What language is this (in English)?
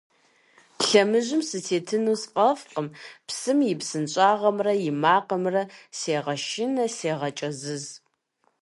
Kabardian